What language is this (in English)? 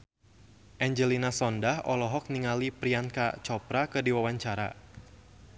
Sundanese